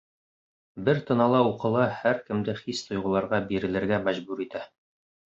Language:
Bashkir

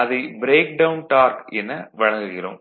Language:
Tamil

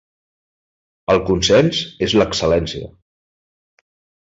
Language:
Catalan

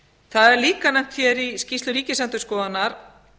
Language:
Icelandic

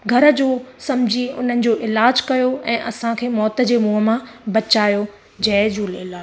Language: Sindhi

